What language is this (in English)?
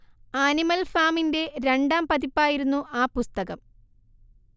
Malayalam